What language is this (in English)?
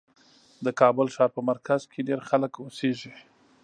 Pashto